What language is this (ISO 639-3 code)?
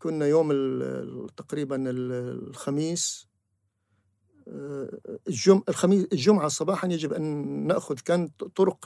ara